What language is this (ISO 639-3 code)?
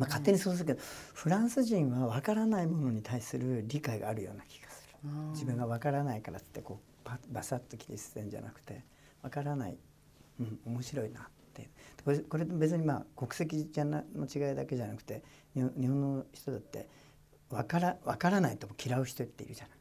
jpn